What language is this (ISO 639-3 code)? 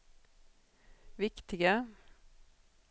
swe